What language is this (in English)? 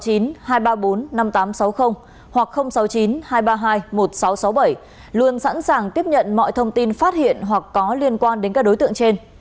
Vietnamese